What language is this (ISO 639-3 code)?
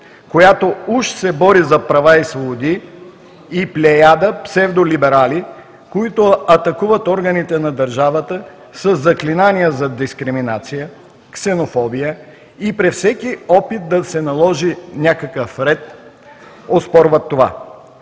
bul